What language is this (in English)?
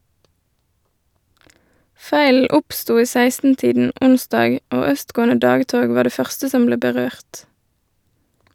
Norwegian